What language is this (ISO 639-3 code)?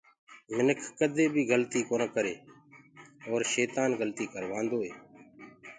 ggg